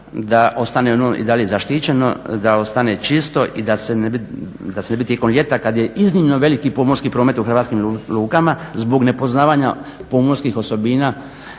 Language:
Croatian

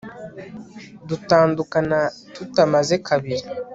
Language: Kinyarwanda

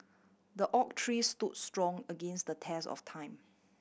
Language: English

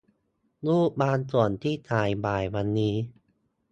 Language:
Thai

